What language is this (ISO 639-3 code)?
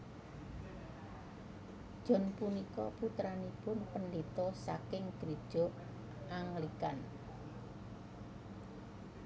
jav